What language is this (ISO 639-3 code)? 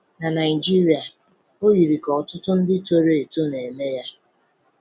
ibo